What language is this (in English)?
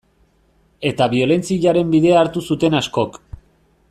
Basque